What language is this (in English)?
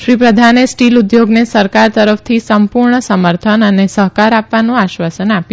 Gujarati